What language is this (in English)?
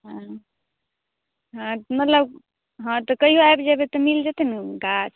Maithili